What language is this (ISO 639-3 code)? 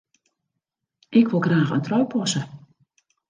fry